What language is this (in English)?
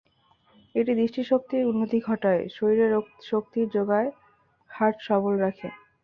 Bangla